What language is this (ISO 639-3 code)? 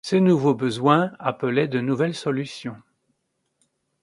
fra